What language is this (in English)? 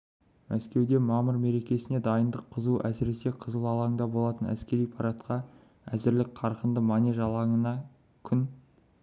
Kazakh